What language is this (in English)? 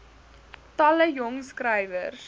Afrikaans